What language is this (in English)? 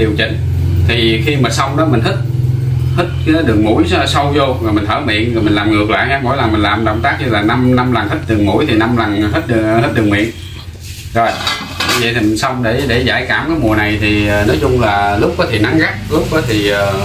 Vietnamese